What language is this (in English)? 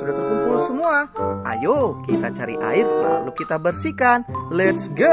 Indonesian